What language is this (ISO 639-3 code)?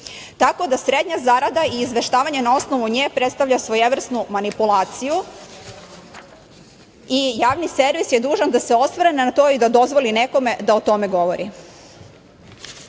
srp